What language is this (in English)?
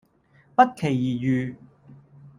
Cantonese